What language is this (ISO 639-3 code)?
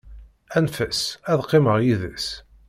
kab